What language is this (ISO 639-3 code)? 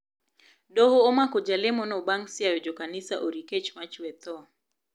luo